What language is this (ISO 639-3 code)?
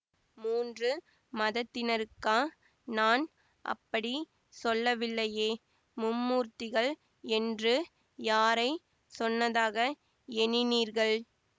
tam